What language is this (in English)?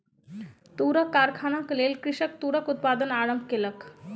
Maithili